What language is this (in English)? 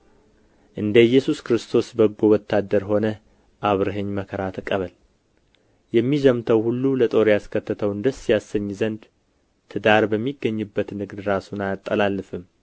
Amharic